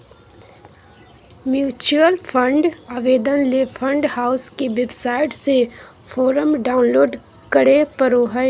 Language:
Magahi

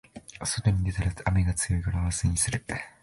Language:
Japanese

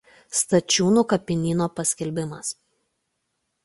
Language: Lithuanian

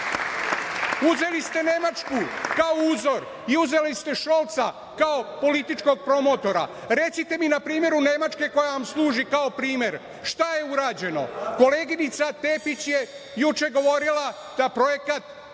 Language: Serbian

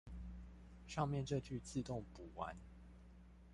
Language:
Chinese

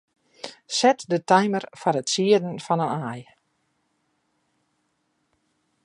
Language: Western Frisian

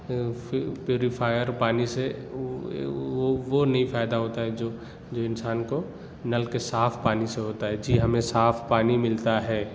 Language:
Urdu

